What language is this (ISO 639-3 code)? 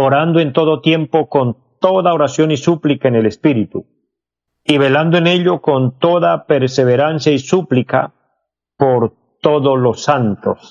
spa